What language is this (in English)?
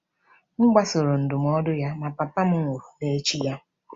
Igbo